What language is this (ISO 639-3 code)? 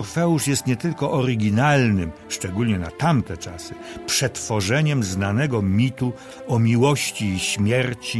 pol